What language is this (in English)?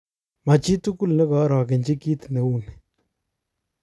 Kalenjin